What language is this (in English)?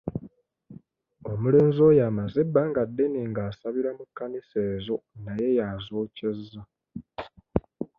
Ganda